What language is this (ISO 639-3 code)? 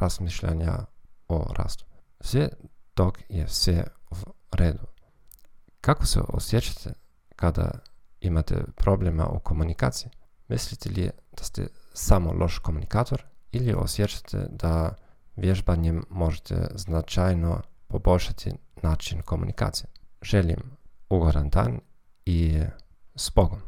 hrv